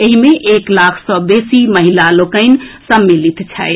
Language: Maithili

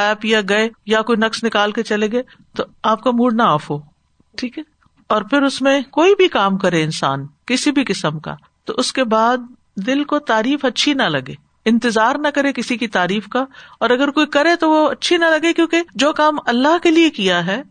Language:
Urdu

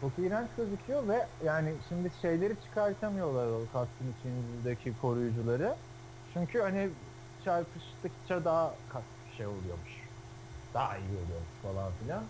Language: Turkish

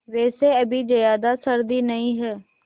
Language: Hindi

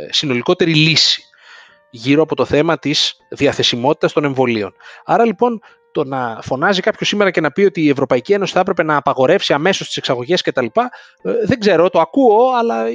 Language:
Greek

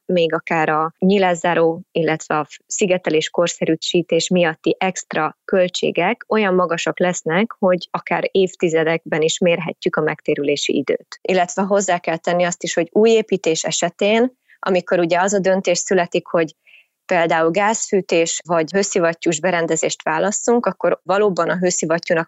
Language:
Hungarian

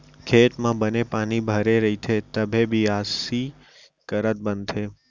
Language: Chhattisgarhi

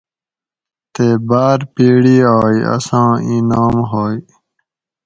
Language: Gawri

